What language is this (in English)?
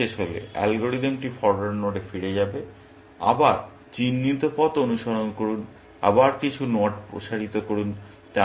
Bangla